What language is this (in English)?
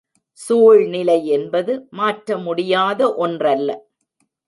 Tamil